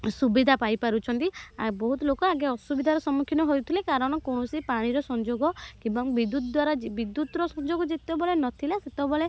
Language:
Odia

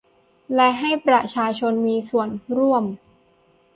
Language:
Thai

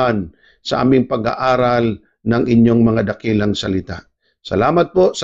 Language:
Filipino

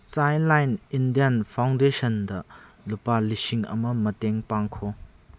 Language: Manipuri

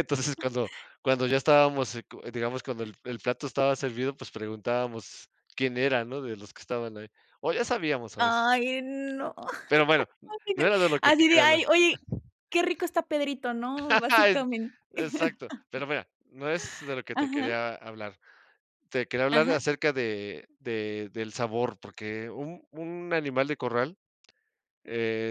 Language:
Spanish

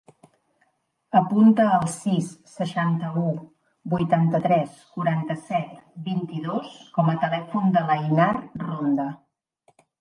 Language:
Catalan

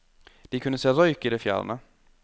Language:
Norwegian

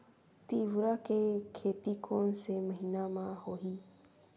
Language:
Chhattisgarhi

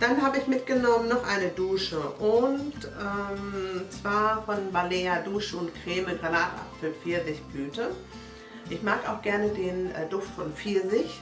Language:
German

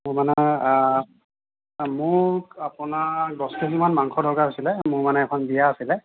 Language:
Assamese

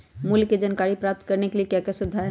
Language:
Magahi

